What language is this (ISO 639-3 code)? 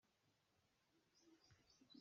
cnh